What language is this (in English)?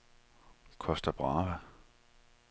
Danish